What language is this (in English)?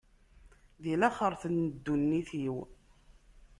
Kabyle